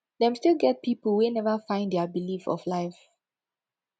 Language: Nigerian Pidgin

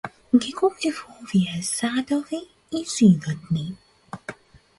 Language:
Macedonian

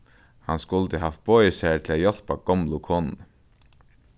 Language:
Faroese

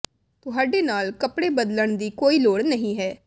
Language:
Punjabi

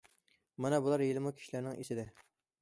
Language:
Uyghur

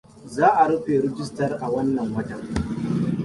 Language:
Hausa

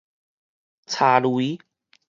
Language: Min Nan Chinese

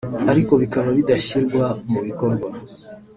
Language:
Kinyarwanda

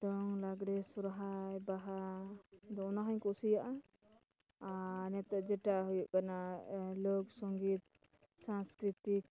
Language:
Santali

